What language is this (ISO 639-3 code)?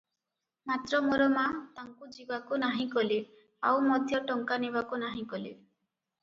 ori